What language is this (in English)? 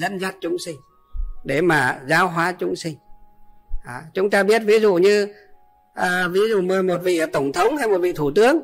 Vietnamese